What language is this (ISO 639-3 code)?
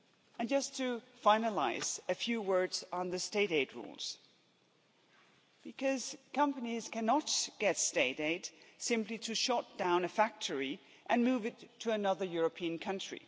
eng